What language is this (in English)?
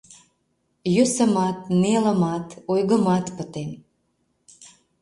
Mari